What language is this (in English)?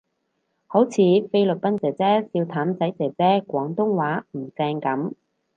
Cantonese